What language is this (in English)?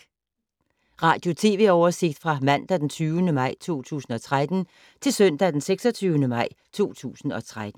Danish